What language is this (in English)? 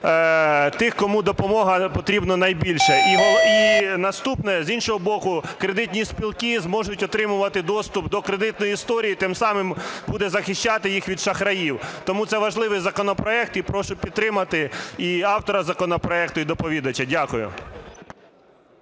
Ukrainian